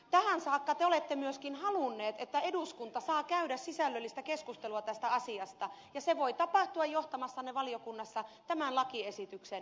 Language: Finnish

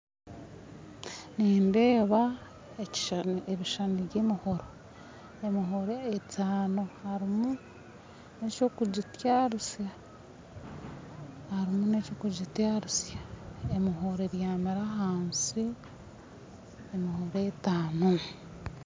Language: Nyankole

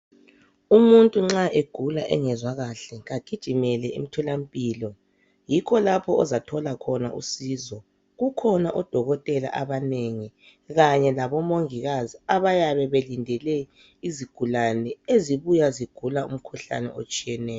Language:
North Ndebele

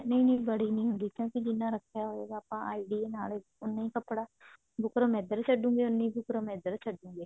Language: Punjabi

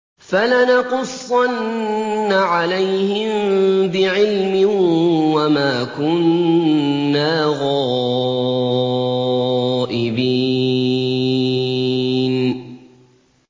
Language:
Arabic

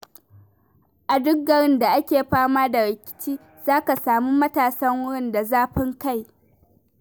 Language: Hausa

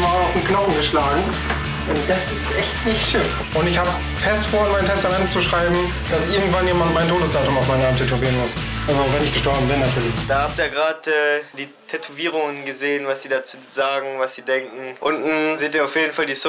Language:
German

